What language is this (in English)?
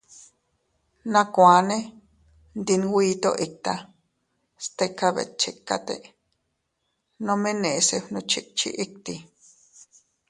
Teutila Cuicatec